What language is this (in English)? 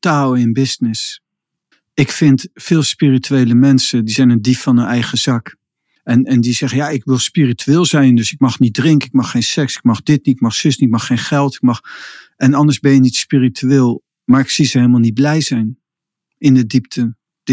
Dutch